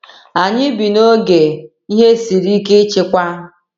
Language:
Igbo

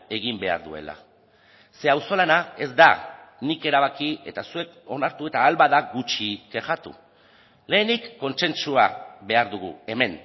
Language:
Basque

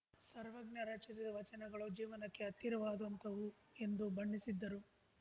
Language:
Kannada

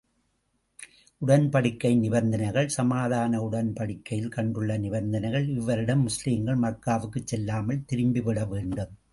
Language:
Tamil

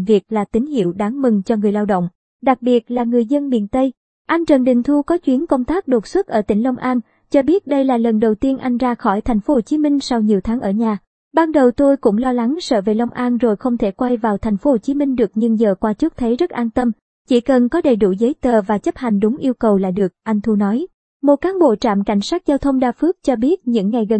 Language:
Vietnamese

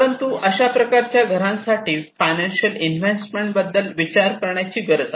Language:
Marathi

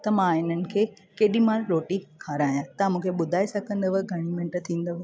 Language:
Sindhi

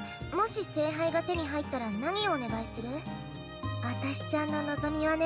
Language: Japanese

